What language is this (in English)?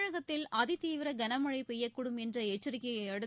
Tamil